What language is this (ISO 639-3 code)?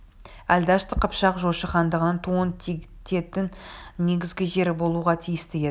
kaz